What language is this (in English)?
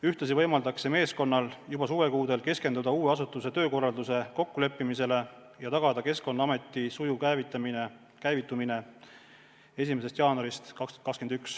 Estonian